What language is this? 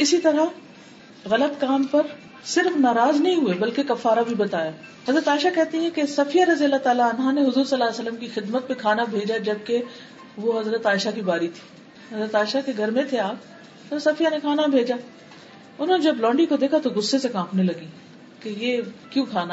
Urdu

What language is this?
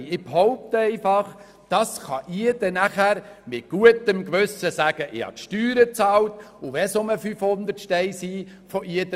Swiss German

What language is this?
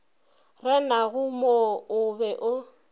Northern Sotho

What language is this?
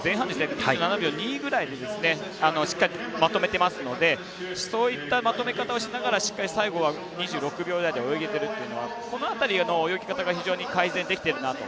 Japanese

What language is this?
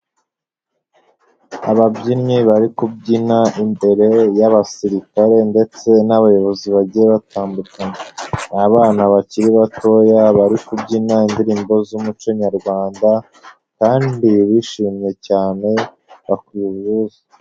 Kinyarwanda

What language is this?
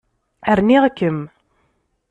Kabyle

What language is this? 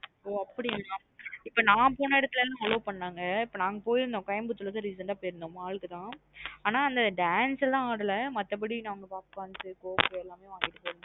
Tamil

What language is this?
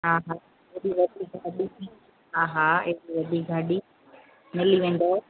Sindhi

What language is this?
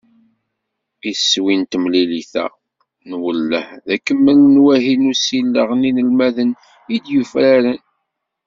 Kabyle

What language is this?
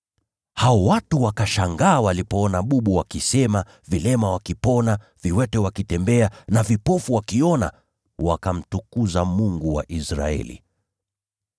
Swahili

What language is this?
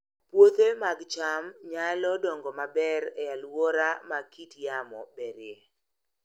Luo (Kenya and Tanzania)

